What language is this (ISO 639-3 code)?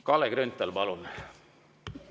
est